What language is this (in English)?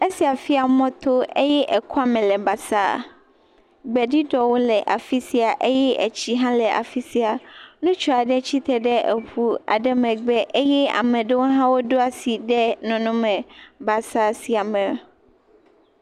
Ewe